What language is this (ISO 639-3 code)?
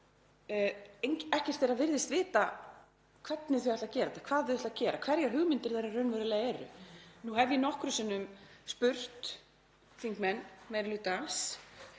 isl